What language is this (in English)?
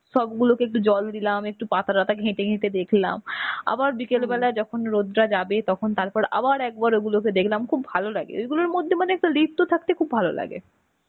Bangla